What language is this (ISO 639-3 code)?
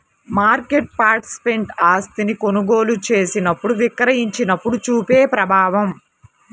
tel